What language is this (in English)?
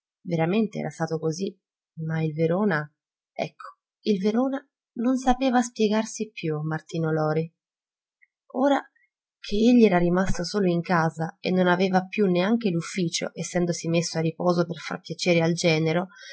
Italian